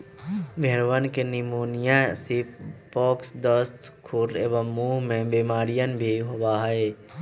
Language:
Magahi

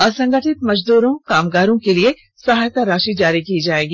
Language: Hindi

